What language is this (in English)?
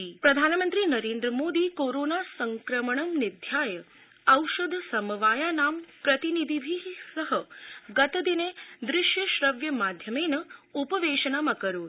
Sanskrit